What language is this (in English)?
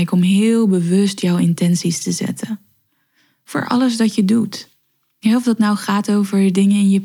Dutch